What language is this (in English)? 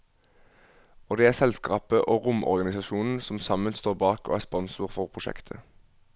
Norwegian